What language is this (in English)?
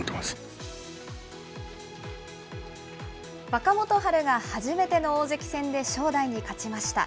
Japanese